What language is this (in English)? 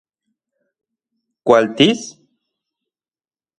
Central Puebla Nahuatl